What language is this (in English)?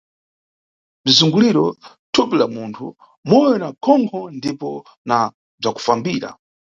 Nyungwe